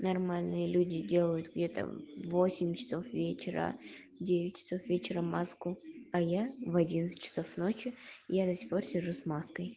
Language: Russian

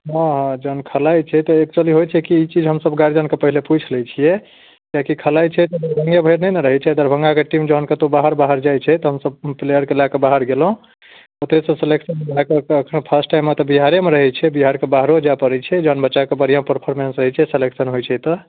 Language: Maithili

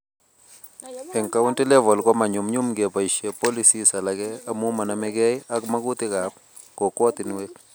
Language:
Kalenjin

